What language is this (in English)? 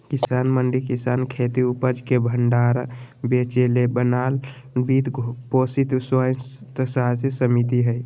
Magahi